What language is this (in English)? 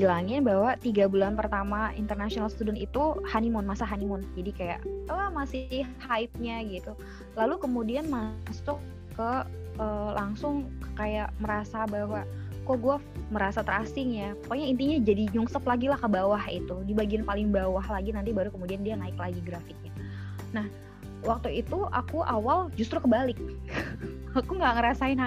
Indonesian